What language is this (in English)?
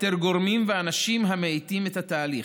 Hebrew